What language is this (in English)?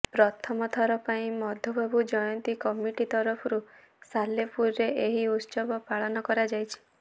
Odia